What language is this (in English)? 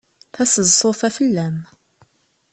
Kabyle